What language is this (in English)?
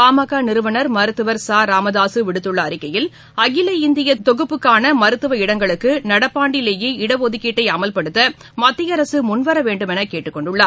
Tamil